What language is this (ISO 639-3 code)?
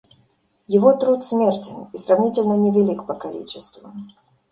rus